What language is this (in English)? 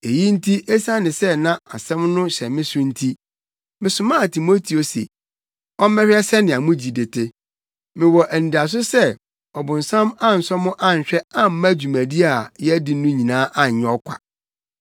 Akan